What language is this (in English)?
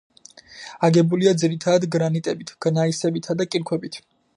Georgian